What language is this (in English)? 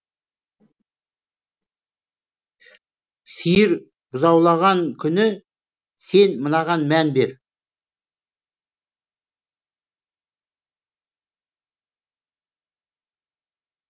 Kazakh